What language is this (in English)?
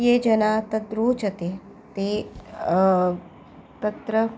Sanskrit